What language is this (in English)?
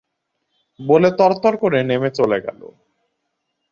Bangla